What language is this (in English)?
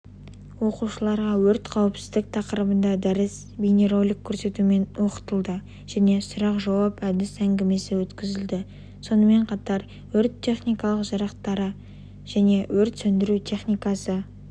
Kazakh